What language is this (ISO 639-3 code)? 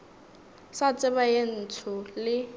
nso